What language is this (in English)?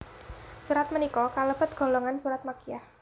Javanese